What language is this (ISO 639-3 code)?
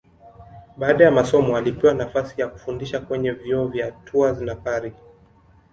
swa